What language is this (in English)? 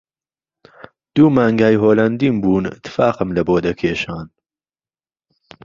Central Kurdish